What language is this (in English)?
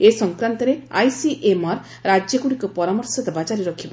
Odia